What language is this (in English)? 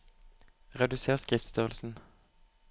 Norwegian